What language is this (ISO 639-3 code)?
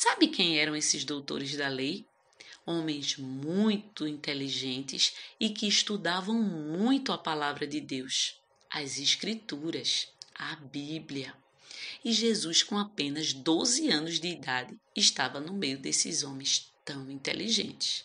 por